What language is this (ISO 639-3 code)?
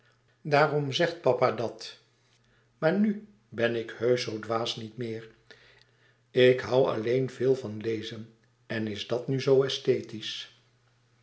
nld